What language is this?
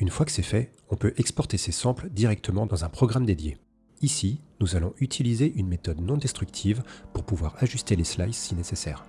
French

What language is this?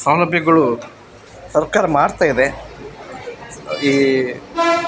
Kannada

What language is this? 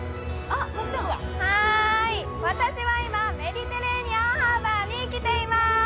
Japanese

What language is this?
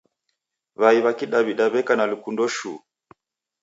Taita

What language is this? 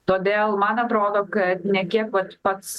Lithuanian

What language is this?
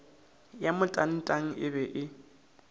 Northern Sotho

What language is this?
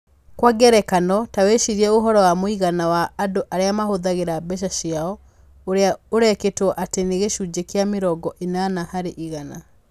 Kikuyu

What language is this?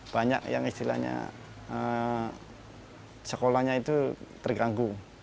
Indonesian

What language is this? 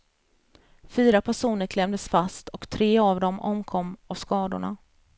Swedish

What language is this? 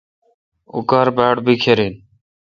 Kalkoti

